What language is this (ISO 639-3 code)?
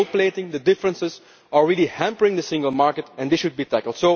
eng